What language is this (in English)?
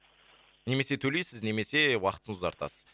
Kazakh